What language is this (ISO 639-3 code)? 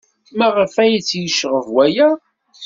kab